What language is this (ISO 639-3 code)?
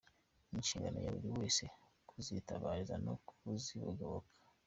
kin